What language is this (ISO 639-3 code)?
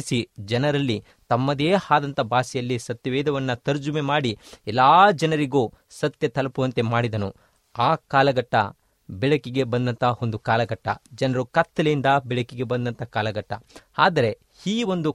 kan